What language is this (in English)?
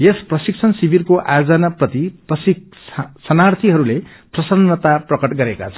Nepali